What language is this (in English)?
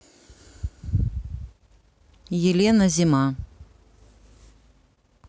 Russian